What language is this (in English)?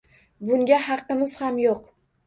Uzbek